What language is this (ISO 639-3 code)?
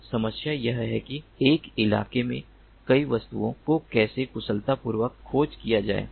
hin